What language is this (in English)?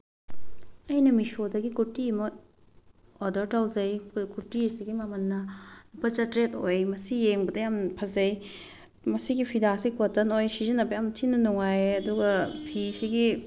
Manipuri